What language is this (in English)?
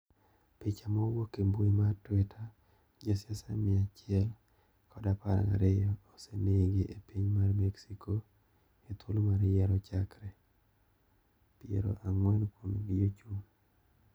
Luo (Kenya and Tanzania)